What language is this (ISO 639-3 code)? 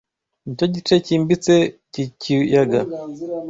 kin